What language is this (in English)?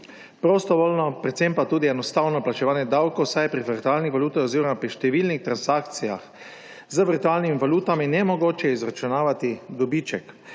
Slovenian